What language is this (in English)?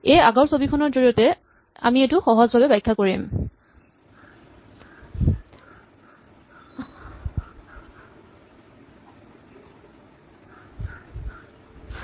Assamese